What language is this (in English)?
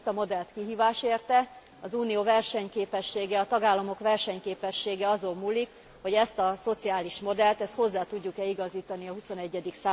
Hungarian